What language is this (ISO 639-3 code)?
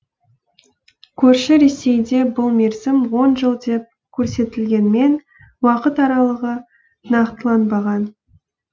kaz